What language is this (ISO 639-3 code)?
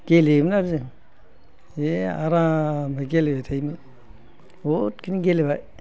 brx